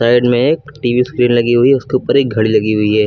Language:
Hindi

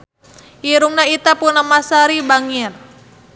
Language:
Sundanese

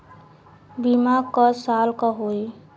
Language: Bhojpuri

